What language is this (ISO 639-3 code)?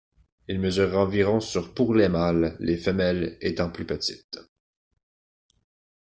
fra